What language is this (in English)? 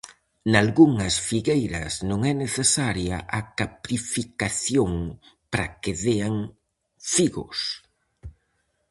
Galician